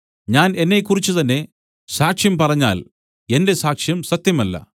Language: Malayalam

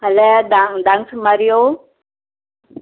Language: Konkani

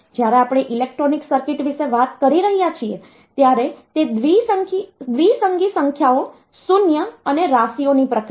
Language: Gujarati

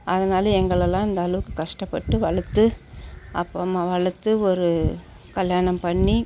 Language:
Tamil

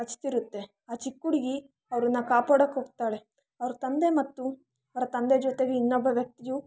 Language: Kannada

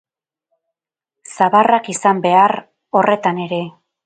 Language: Basque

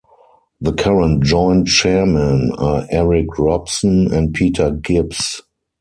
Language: English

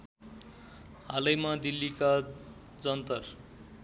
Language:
Nepali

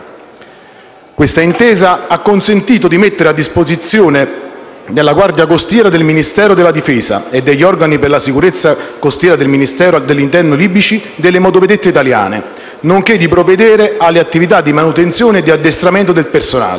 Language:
Italian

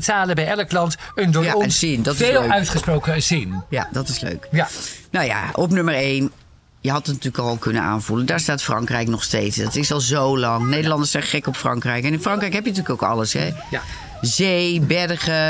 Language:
Dutch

